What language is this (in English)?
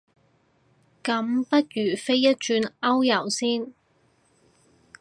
Cantonese